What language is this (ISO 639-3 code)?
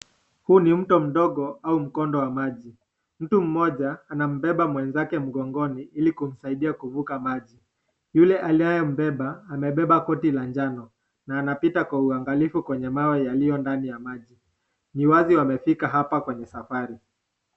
swa